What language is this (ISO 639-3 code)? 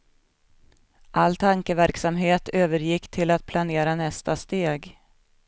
swe